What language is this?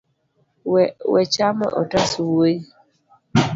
Luo (Kenya and Tanzania)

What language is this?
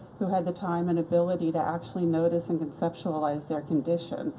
English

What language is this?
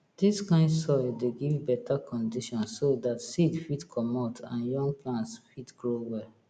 Nigerian Pidgin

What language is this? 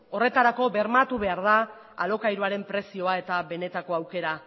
Basque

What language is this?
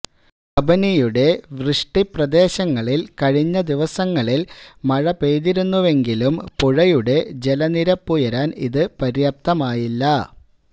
Malayalam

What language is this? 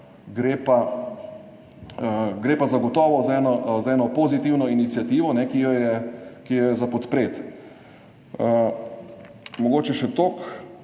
Slovenian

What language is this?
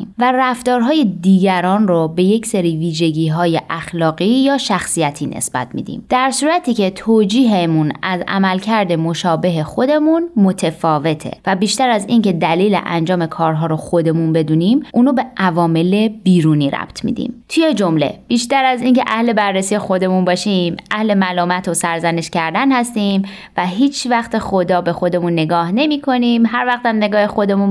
Persian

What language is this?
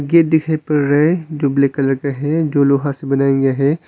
Hindi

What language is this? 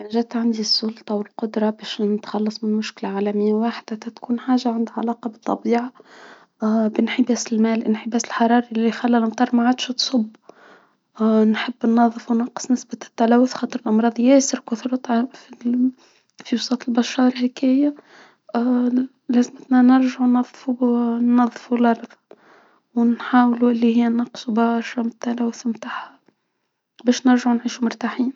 Tunisian Arabic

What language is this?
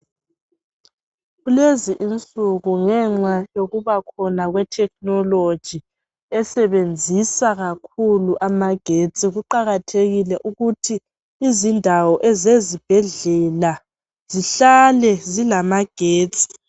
North Ndebele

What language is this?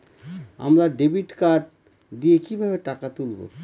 Bangla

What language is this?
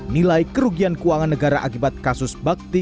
Indonesian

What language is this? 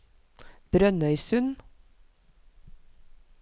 Norwegian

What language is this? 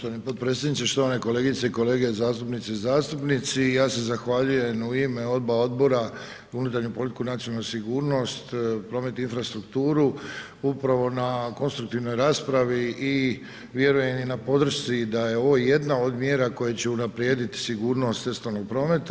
Croatian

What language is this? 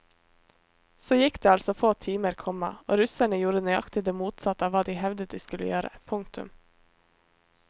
Norwegian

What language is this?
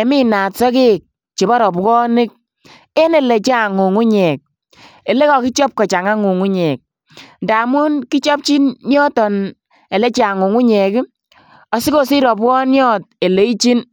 Kalenjin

